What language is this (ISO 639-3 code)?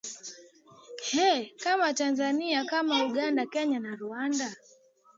swa